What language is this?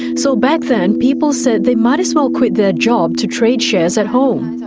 English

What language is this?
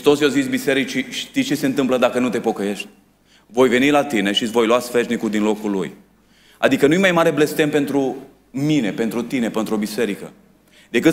Romanian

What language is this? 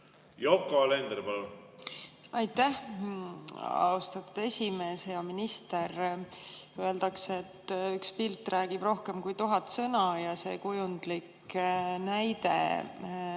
Estonian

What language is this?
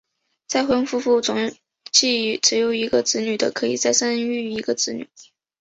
Chinese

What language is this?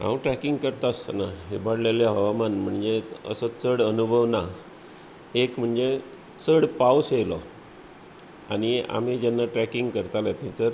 Konkani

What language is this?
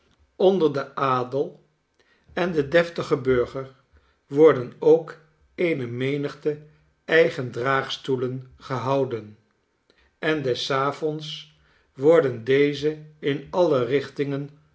Dutch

